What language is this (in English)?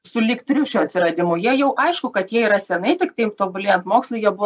Lithuanian